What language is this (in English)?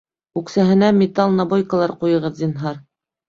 Bashkir